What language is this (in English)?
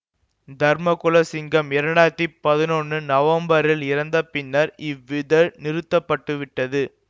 Tamil